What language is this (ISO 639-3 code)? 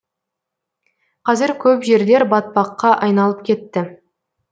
kaz